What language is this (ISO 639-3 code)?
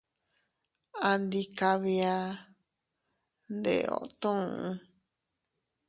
cut